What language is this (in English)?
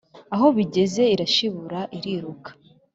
Kinyarwanda